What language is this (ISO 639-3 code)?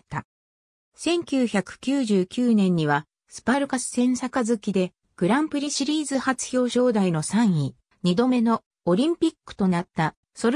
jpn